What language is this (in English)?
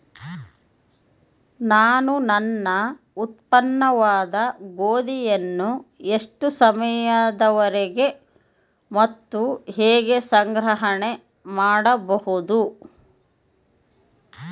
Kannada